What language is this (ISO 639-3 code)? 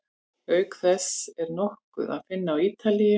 isl